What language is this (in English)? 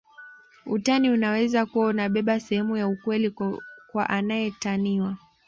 Swahili